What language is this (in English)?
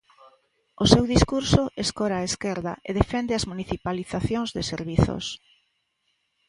Galician